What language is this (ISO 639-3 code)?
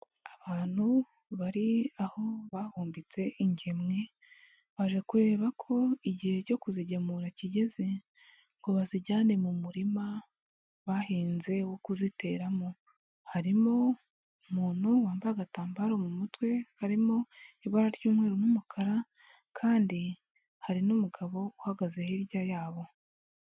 kin